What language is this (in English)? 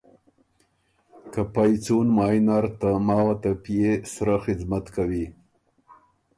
Ormuri